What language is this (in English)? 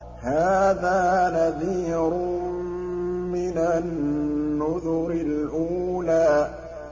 Arabic